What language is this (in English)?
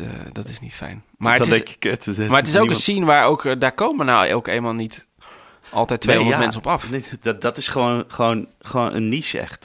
Dutch